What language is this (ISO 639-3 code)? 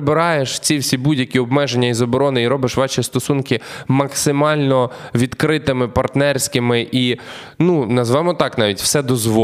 ukr